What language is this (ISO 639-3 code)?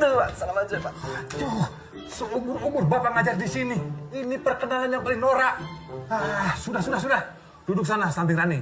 ind